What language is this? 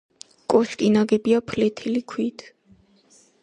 Georgian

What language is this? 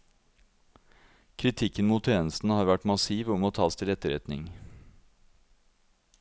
Norwegian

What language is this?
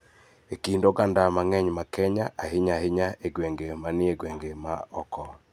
Luo (Kenya and Tanzania)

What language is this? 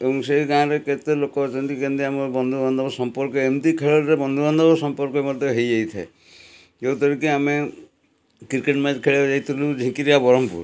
Odia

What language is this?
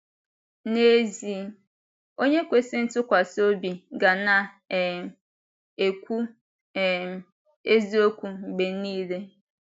Igbo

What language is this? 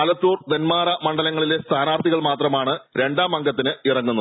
Malayalam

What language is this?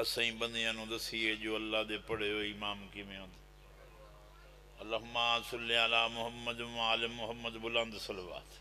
Arabic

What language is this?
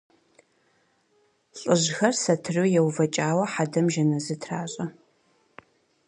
Kabardian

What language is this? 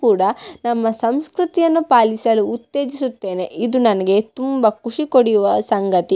Kannada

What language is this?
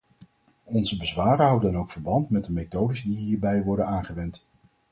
Dutch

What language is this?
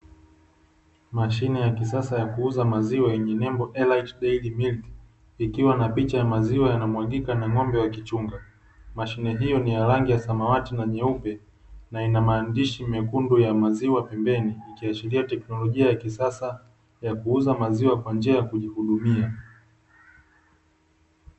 Swahili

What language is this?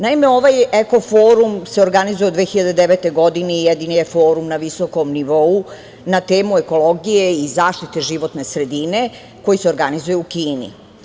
Serbian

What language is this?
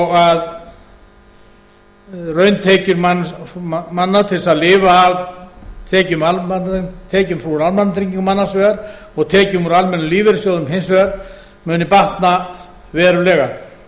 Icelandic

